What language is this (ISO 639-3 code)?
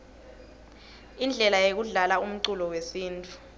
ssw